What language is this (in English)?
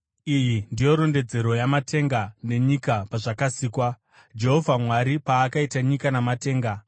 Shona